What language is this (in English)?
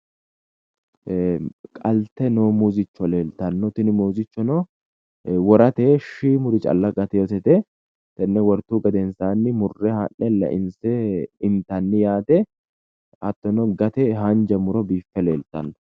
Sidamo